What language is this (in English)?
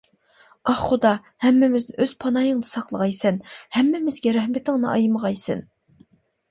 Uyghur